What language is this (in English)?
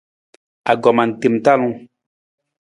Nawdm